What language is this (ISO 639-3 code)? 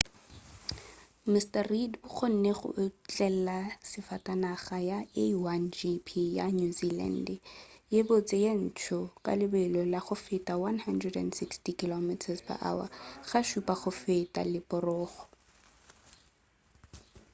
nso